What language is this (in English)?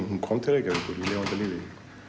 Icelandic